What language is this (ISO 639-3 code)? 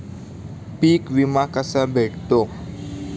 mar